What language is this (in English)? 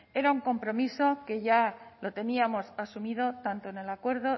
Spanish